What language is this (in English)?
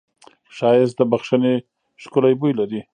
Pashto